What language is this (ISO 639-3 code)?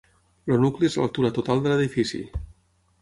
cat